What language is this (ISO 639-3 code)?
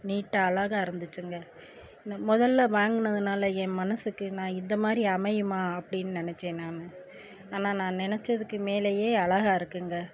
tam